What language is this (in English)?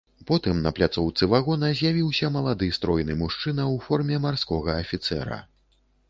Belarusian